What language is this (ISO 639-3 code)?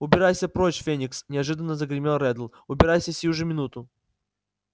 rus